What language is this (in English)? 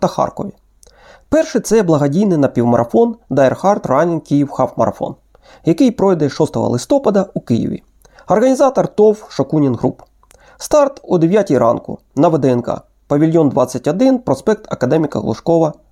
Ukrainian